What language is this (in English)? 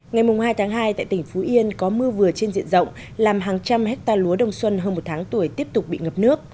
Vietnamese